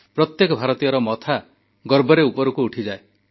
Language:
Odia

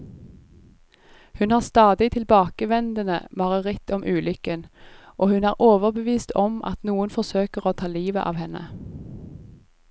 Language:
Norwegian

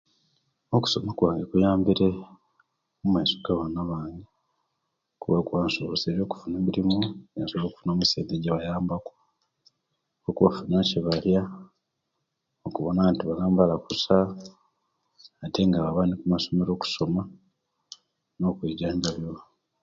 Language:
Kenyi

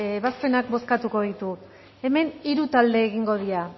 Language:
Basque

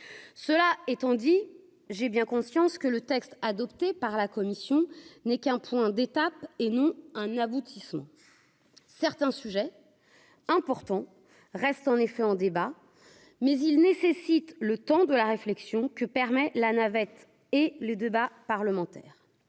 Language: French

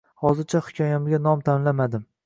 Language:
Uzbek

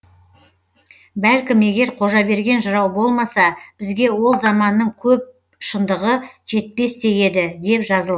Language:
Kazakh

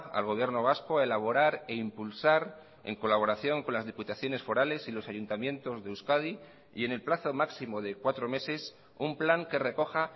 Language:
Spanish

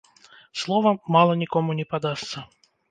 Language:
Belarusian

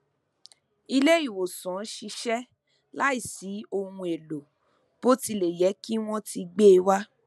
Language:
Yoruba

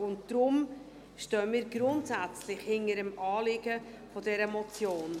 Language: Swiss German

